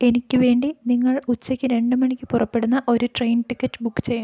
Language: Malayalam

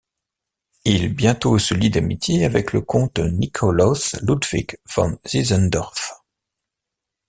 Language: French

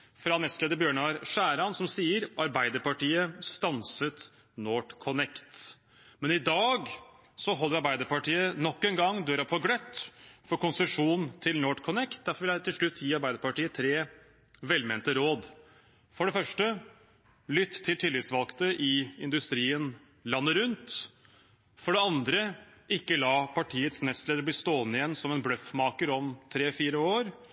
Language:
Norwegian Bokmål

